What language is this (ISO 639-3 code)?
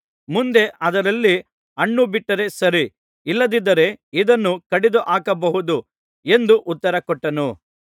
kan